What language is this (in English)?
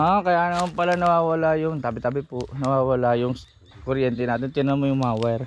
Filipino